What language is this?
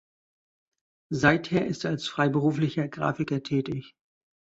German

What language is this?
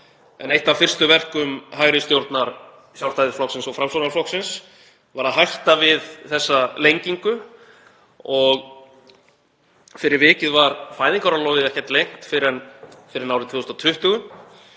Icelandic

